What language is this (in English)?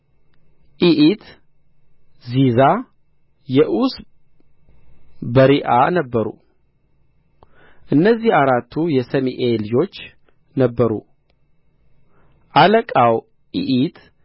Amharic